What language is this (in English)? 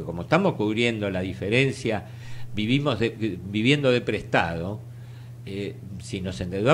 Spanish